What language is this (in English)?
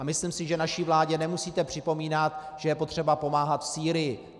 Czech